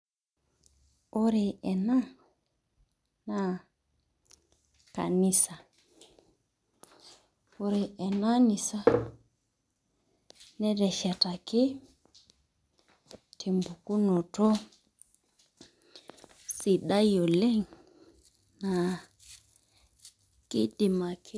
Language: Masai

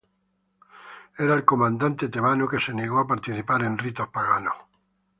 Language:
Spanish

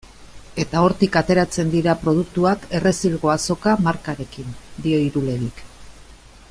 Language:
Basque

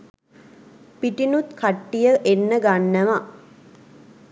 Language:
Sinhala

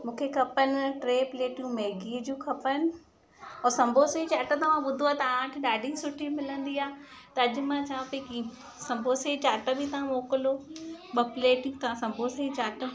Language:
Sindhi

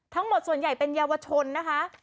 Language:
Thai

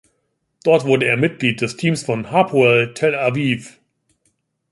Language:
German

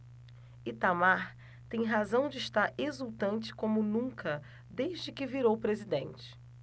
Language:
Portuguese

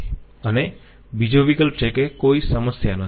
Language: Gujarati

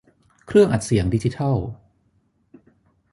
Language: Thai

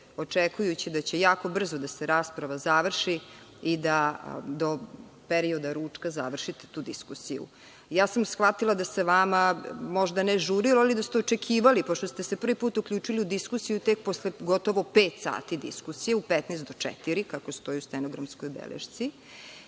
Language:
Serbian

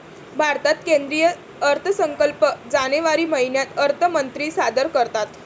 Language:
Marathi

